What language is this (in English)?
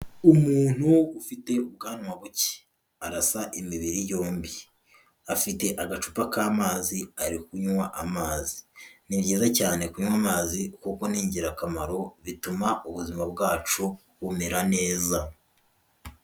Kinyarwanda